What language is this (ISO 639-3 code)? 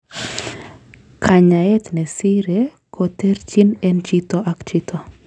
kln